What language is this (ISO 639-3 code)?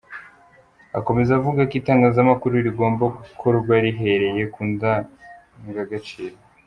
kin